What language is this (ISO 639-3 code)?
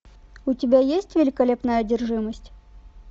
rus